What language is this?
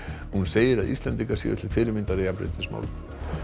Icelandic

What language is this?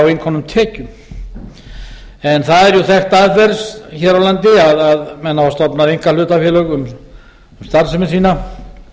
Icelandic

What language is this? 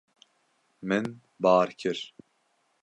Kurdish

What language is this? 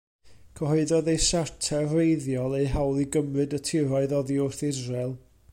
Welsh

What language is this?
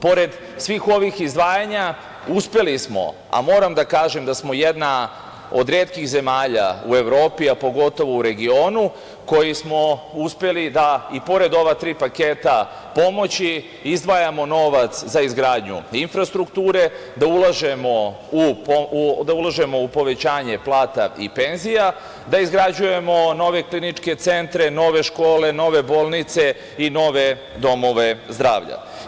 Serbian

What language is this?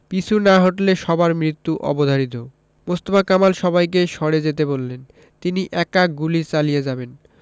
Bangla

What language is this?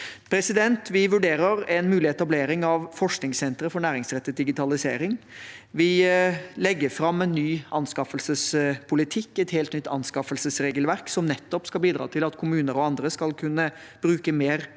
Norwegian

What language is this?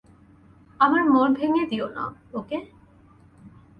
Bangla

